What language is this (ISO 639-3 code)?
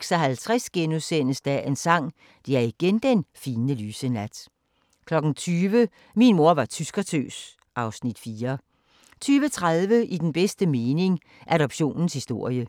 dan